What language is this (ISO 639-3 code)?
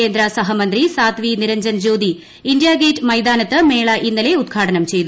mal